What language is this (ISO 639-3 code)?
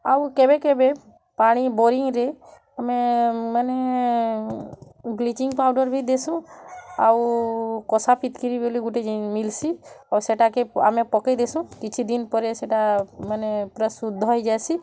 ori